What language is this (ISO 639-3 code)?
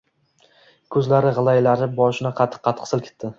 uzb